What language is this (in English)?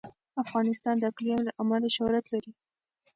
Pashto